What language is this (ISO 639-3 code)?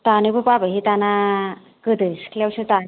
brx